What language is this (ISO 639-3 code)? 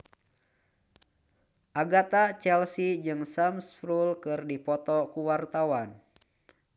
sun